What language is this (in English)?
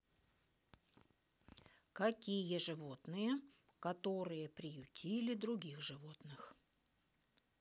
Russian